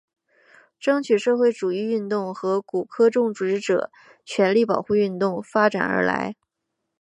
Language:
Chinese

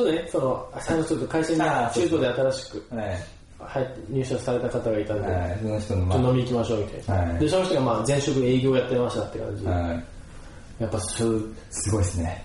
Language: Japanese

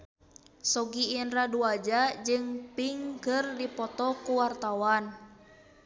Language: Sundanese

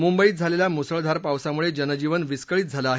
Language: Marathi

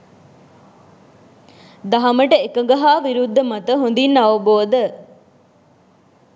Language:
Sinhala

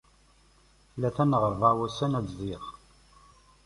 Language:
Kabyle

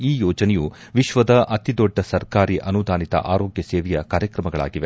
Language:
Kannada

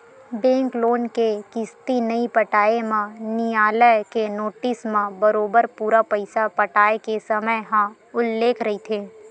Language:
Chhattisgarhi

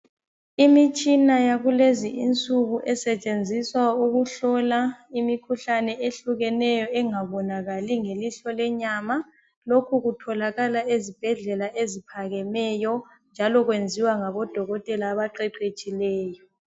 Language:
North Ndebele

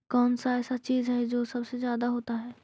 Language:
Magahi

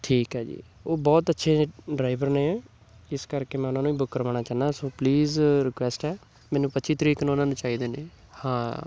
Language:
Punjabi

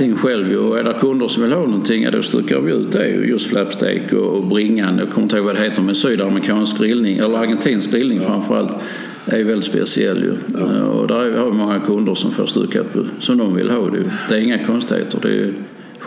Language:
Swedish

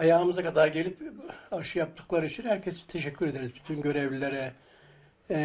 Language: Turkish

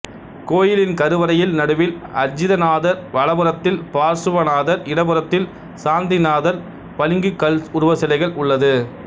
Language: Tamil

